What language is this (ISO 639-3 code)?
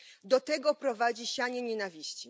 pol